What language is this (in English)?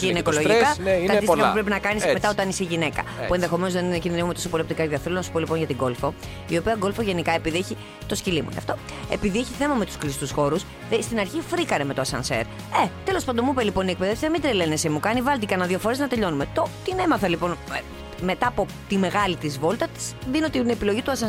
Greek